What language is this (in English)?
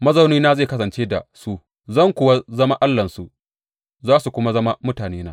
Hausa